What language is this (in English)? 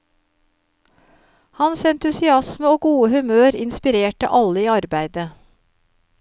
Norwegian